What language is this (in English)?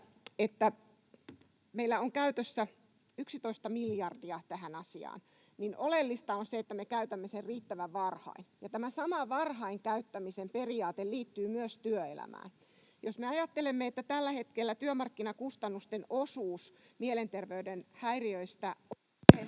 Finnish